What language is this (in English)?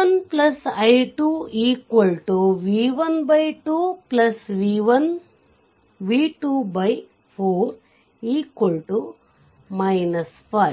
Kannada